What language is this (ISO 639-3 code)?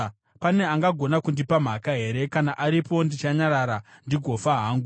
sna